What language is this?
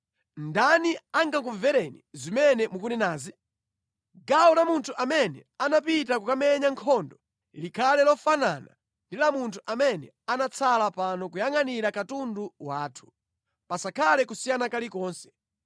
Nyanja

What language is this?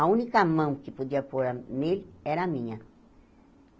Portuguese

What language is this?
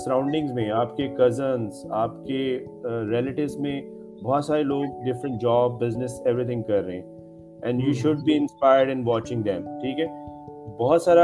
Urdu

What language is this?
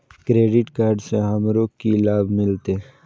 Maithili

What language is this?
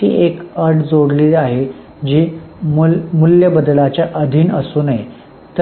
Marathi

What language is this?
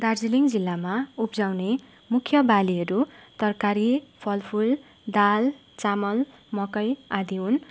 Nepali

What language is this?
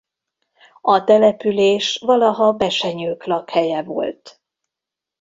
Hungarian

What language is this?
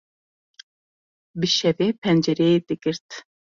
Kurdish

